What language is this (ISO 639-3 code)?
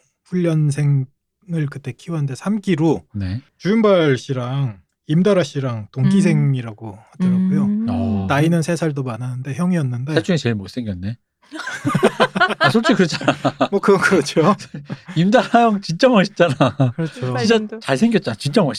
kor